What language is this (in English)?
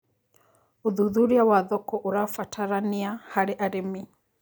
Kikuyu